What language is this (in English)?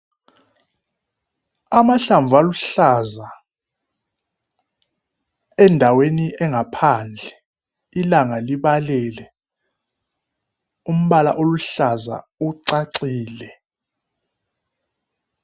North Ndebele